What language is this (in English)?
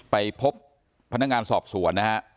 Thai